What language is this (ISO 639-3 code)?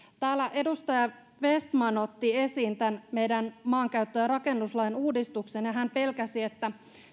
fin